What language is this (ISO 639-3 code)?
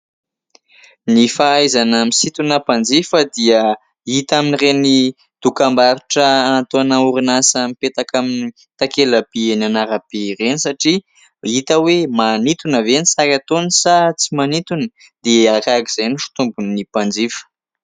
mlg